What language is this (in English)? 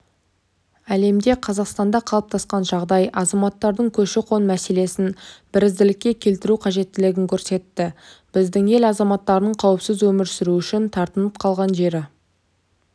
Kazakh